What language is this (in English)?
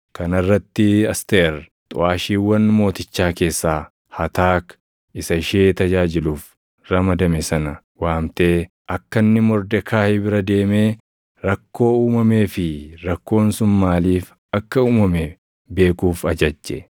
Oromo